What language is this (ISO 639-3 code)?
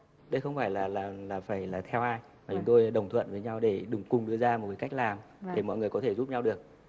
vie